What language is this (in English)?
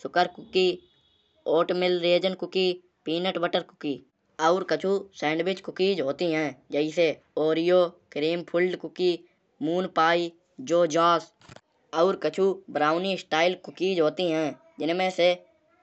Kanauji